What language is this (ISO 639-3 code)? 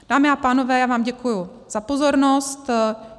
ces